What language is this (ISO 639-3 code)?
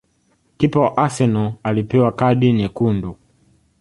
swa